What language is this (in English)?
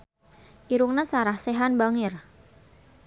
Sundanese